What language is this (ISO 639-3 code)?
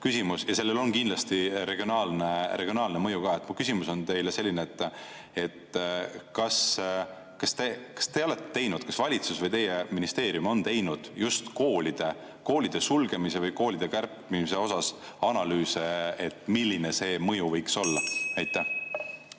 est